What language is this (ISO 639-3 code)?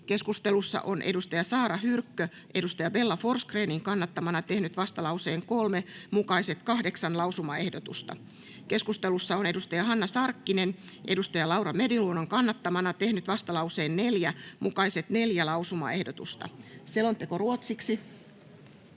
fin